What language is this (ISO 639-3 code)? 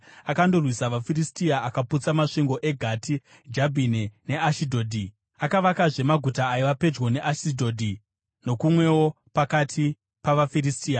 sna